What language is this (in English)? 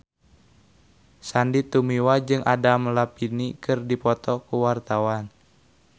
Sundanese